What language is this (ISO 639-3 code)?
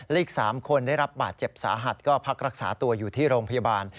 tha